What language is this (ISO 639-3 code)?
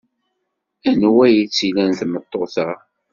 kab